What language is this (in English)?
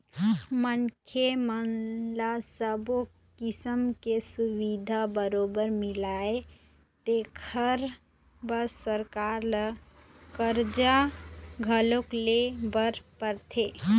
Chhattisgarhi